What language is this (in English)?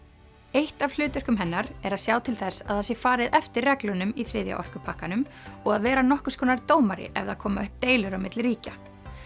Icelandic